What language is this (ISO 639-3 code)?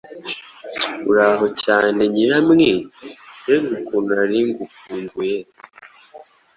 kin